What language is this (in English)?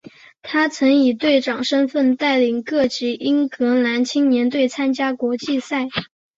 Chinese